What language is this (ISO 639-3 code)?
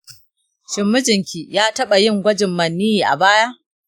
hau